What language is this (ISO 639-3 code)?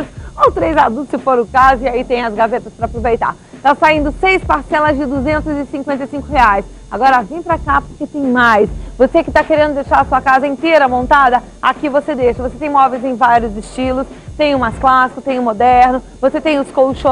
por